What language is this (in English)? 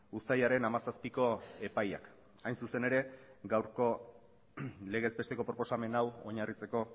Basque